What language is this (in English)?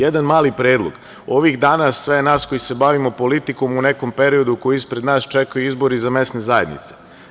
Serbian